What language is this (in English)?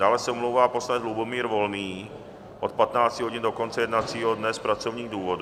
Czech